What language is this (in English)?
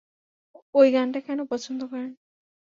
Bangla